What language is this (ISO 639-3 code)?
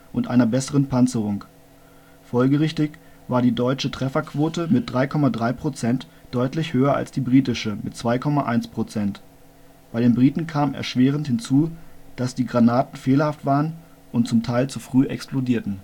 deu